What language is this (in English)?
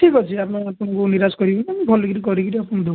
Odia